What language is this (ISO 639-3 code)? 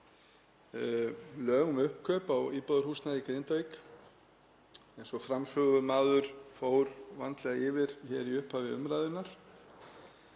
isl